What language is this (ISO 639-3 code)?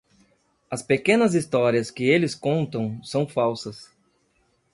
por